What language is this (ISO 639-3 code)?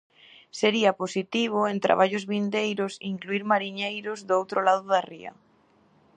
glg